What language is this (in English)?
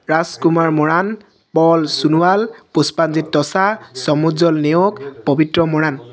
Assamese